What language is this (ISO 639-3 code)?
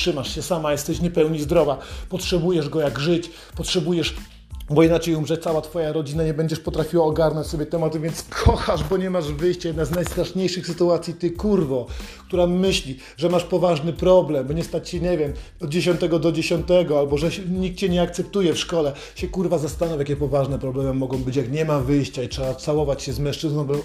pol